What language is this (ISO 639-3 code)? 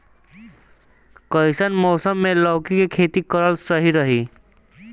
bho